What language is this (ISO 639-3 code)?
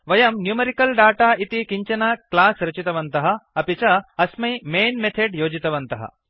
san